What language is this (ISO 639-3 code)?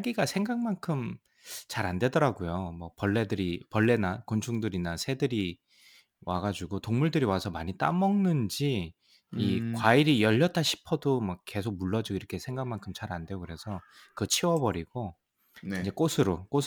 kor